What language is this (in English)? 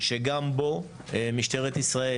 Hebrew